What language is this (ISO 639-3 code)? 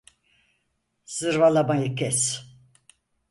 tur